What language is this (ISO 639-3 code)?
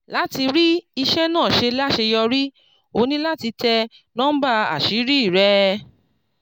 yor